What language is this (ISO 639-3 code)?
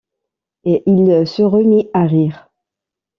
fra